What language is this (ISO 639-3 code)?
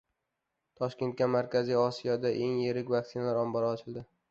uzb